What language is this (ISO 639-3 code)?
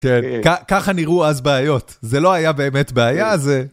heb